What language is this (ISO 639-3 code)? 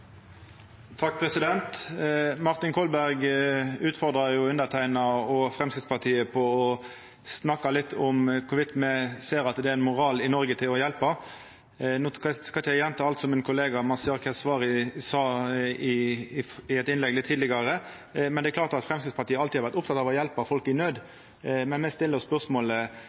nno